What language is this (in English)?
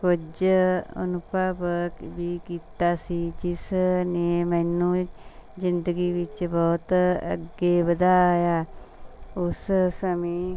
Punjabi